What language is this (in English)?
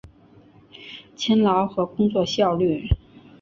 Chinese